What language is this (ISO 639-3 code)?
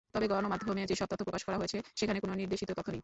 ben